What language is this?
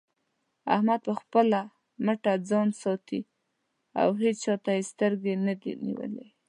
Pashto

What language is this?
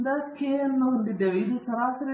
Kannada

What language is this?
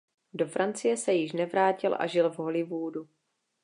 Czech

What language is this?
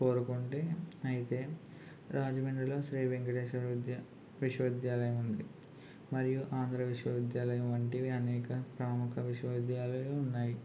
Telugu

